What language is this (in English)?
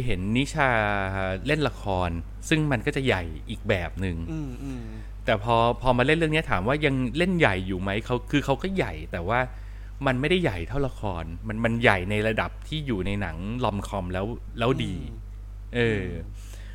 Thai